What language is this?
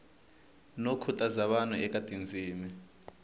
Tsonga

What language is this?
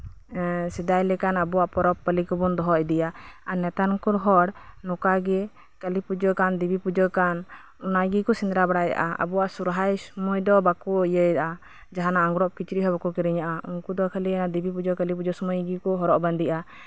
Santali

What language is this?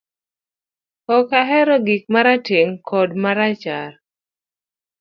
Luo (Kenya and Tanzania)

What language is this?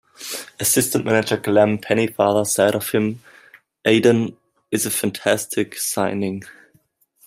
English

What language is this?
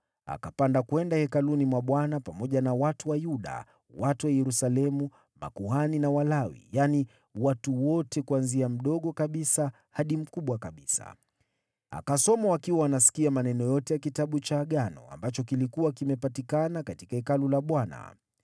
Swahili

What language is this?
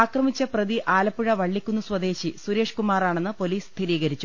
Malayalam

